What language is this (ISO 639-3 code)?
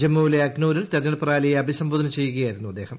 mal